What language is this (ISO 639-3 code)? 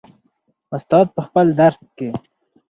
pus